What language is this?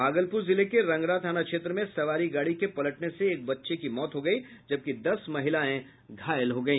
Hindi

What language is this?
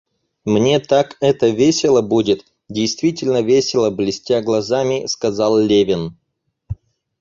Russian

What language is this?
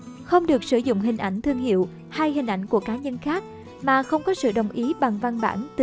Vietnamese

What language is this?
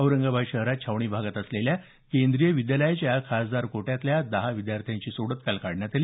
Marathi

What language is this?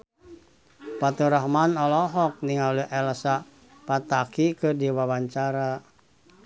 Sundanese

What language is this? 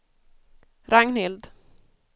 Swedish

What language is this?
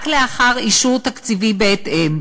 Hebrew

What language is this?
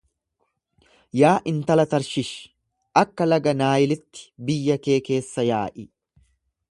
Oromo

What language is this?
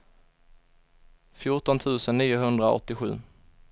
Swedish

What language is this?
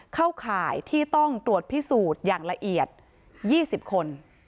Thai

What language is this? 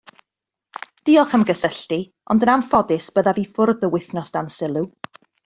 Welsh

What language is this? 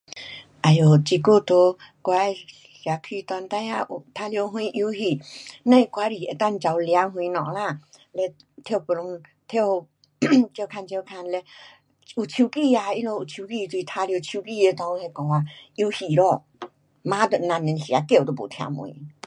Pu-Xian Chinese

